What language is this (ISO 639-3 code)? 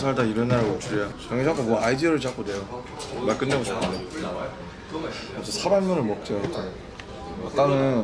kor